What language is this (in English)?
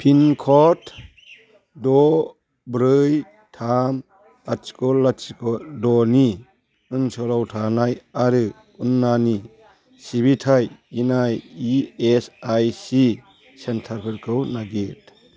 Bodo